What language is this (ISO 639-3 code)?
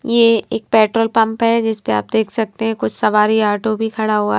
hin